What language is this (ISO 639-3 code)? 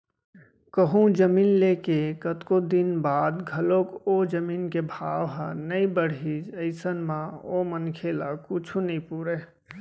hne